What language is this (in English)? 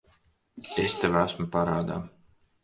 Latvian